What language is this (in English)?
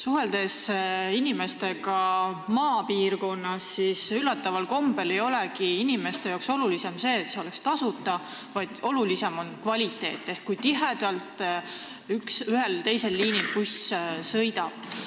Estonian